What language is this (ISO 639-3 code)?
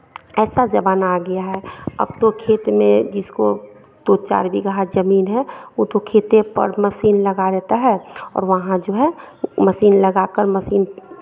hin